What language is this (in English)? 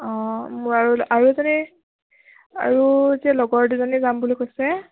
Assamese